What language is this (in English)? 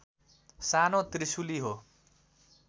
Nepali